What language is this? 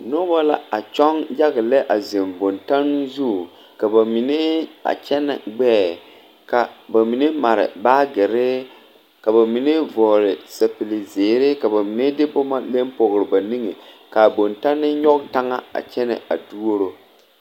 Southern Dagaare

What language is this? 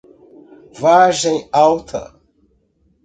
Portuguese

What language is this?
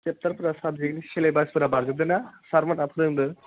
Bodo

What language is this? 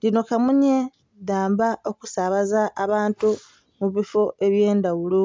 Soga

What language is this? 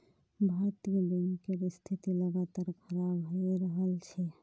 Magahi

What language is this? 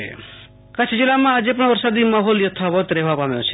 Gujarati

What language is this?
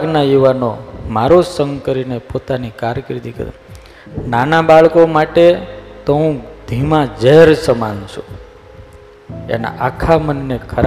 Gujarati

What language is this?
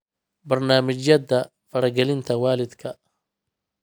Somali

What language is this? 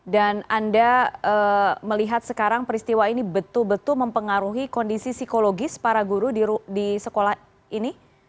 Indonesian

